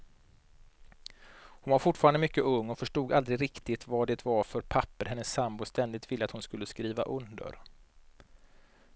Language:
Swedish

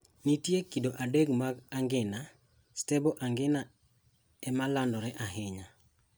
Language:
Luo (Kenya and Tanzania)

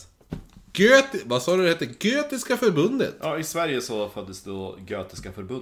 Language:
Swedish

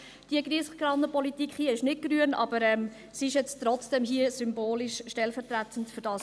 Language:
Swiss German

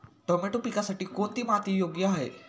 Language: Marathi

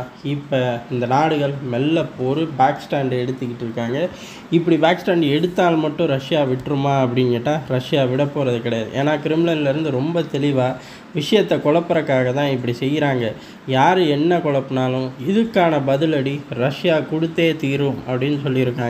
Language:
Arabic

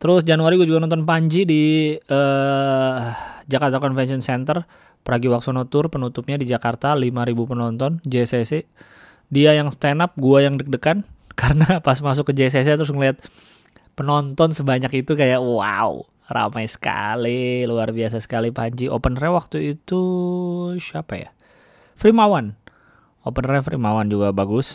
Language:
Indonesian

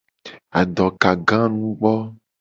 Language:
Gen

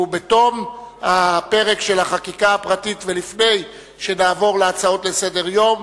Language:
Hebrew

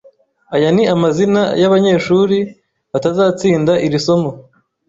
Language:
Kinyarwanda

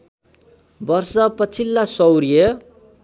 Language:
Nepali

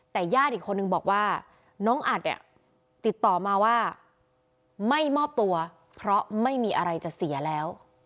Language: Thai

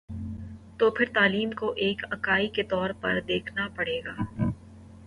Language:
Urdu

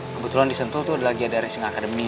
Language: Indonesian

